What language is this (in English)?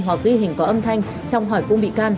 Vietnamese